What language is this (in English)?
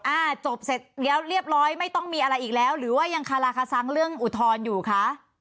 Thai